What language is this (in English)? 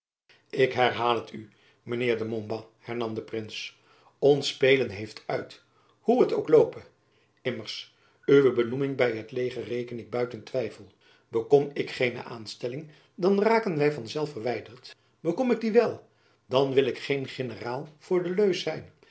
Dutch